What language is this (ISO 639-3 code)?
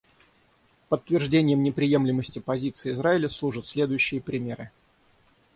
rus